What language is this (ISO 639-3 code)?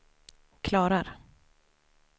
swe